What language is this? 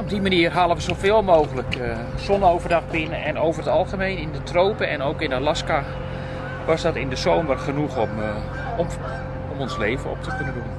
Dutch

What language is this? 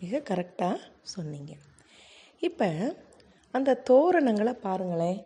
Tamil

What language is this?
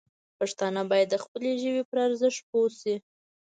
Pashto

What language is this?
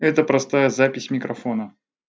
Russian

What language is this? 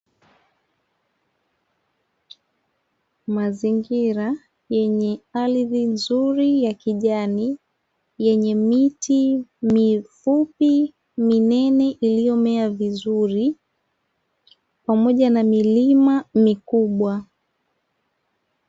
Swahili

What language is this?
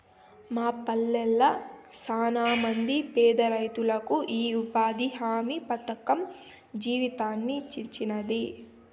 Telugu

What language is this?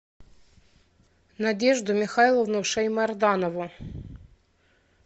Russian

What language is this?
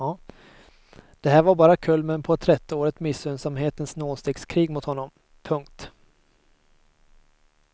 Swedish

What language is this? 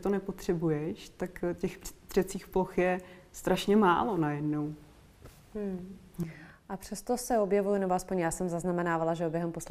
Czech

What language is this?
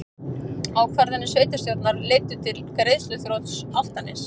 Icelandic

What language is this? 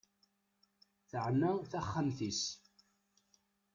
Kabyle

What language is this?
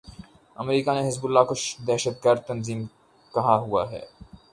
Urdu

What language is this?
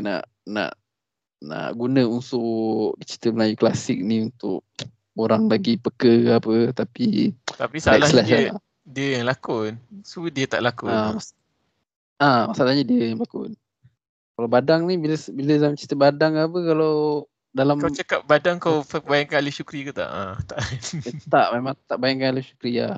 Malay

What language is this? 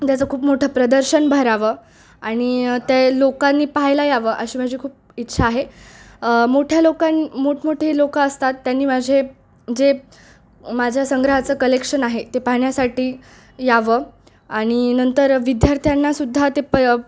Marathi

